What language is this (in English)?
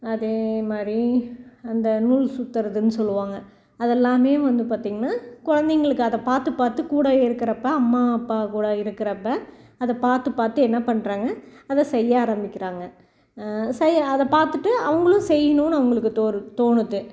Tamil